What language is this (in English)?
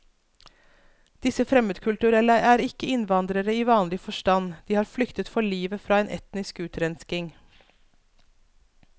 Norwegian